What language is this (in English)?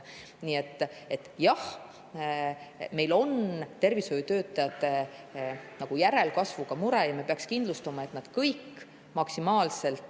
Estonian